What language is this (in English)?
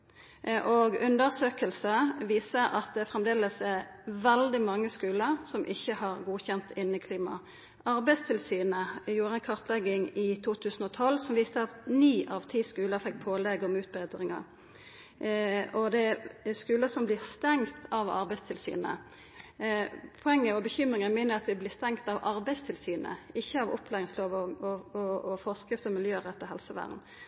Norwegian Nynorsk